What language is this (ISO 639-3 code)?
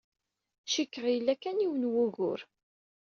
kab